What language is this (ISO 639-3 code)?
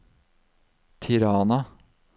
nor